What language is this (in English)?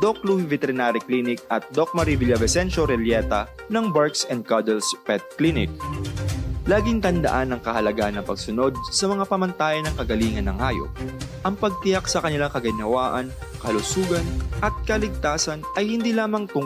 Filipino